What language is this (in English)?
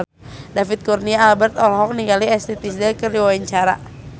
Sundanese